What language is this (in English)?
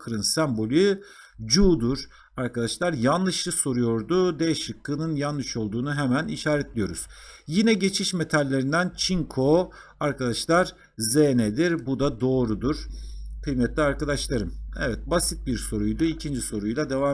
Turkish